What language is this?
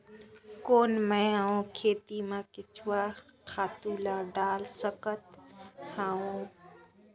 Chhattisgarhi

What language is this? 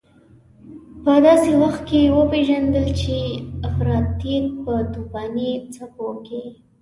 Pashto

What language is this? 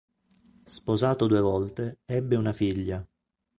Italian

